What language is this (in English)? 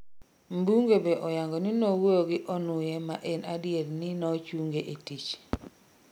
Luo (Kenya and Tanzania)